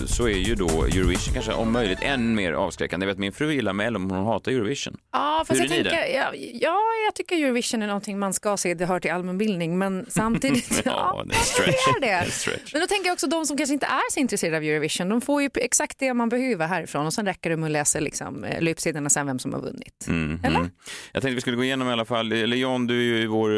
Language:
Swedish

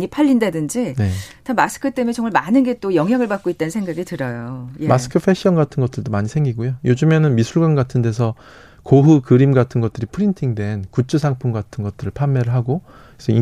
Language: Korean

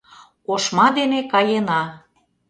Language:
Mari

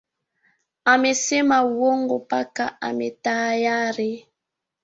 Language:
Swahili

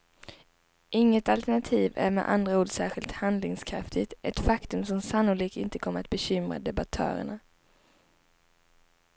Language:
Swedish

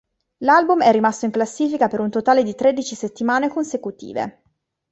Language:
Italian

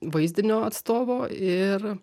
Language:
Lithuanian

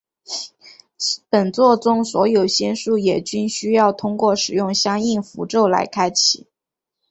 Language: Chinese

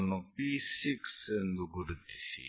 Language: Kannada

